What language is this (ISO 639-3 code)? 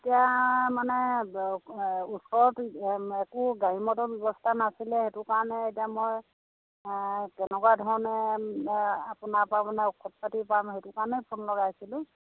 asm